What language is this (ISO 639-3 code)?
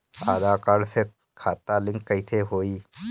bho